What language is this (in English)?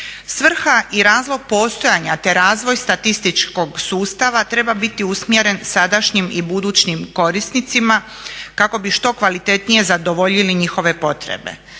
Croatian